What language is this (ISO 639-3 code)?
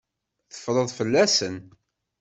kab